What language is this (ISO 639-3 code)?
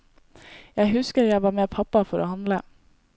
nor